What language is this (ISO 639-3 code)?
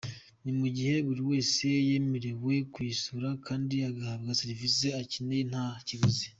kin